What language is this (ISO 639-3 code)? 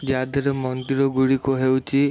ori